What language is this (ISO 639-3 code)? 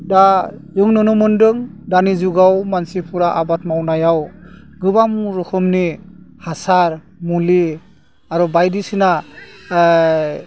brx